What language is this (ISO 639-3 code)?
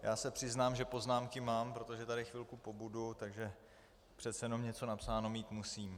ces